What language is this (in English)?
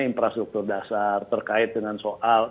Indonesian